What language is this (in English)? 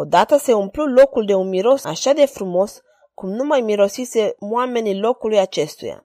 Romanian